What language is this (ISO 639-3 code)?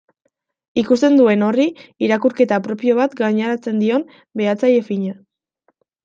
eus